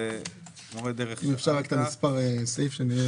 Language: Hebrew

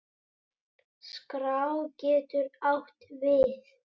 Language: Icelandic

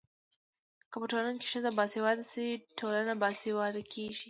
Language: Pashto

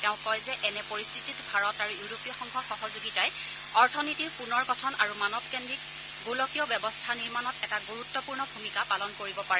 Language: Assamese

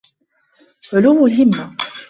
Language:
Arabic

